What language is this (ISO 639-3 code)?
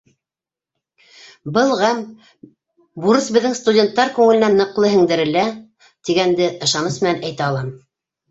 bak